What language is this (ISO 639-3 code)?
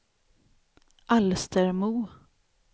swe